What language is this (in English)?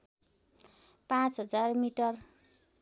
Nepali